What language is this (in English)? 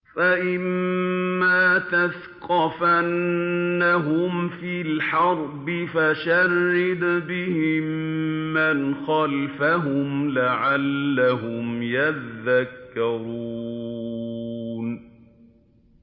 Arabic